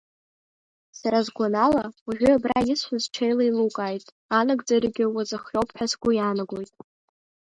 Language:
Abkhazian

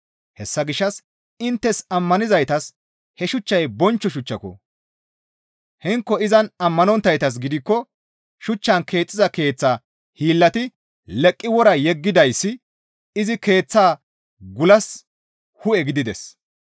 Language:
Gamo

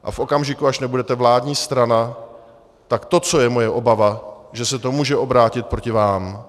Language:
Czech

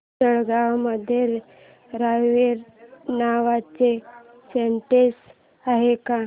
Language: Marathi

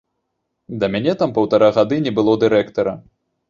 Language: Belarusian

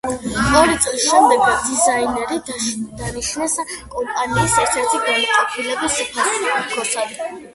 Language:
Georgian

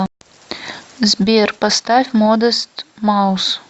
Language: Russian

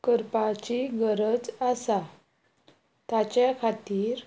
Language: Konkani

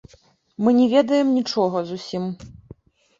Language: Belarusian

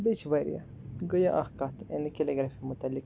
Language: Kashmiri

